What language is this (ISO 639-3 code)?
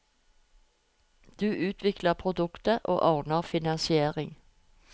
nor